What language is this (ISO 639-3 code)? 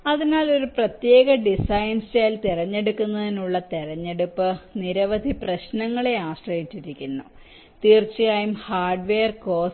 mal